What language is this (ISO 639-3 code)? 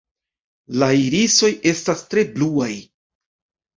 epo